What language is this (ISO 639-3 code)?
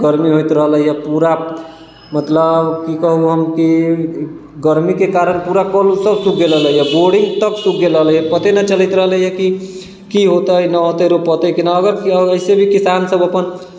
mai